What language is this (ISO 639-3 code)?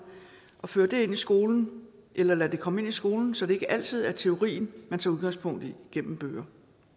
dan